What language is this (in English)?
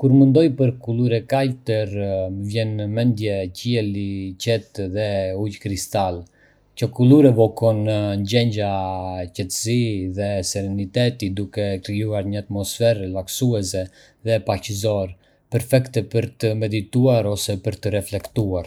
Arbëreshë Albanian